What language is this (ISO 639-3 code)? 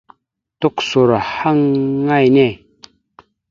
mxu